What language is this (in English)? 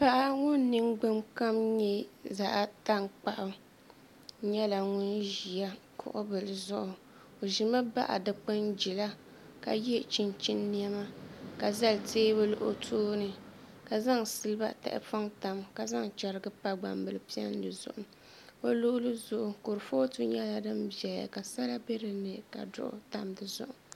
Dagbani